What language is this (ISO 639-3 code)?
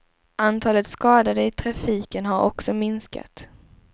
swe